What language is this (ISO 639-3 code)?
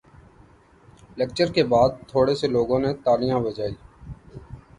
urd